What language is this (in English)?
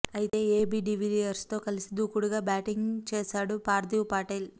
Telugu